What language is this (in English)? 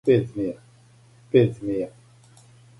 Serbian